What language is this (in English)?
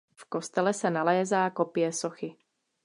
Czech